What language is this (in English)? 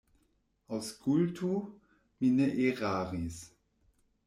Esperanto